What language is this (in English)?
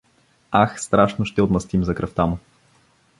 Bulgarian